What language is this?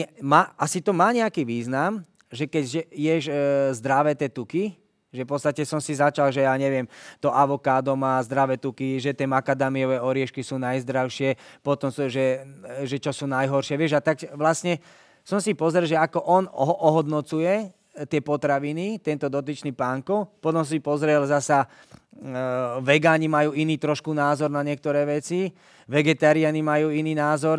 Slovak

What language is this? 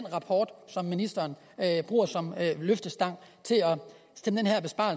Danish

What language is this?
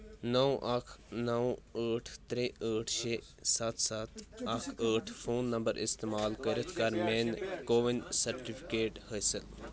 Kashmiri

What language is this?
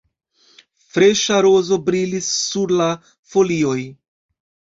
Esperanto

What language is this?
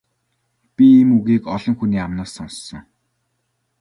Mongolian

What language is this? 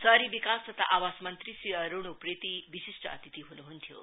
Nepali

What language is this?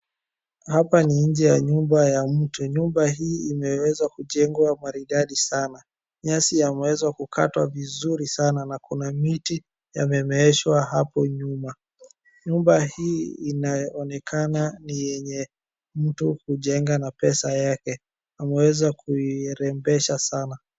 Swahili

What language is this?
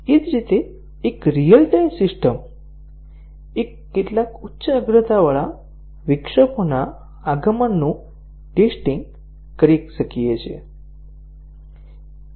Gujarati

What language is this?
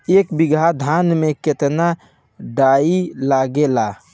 Bhojpuri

